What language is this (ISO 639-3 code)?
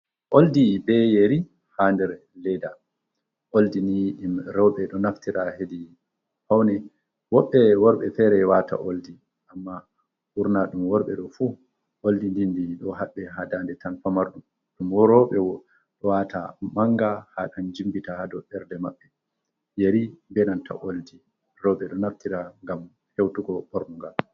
ful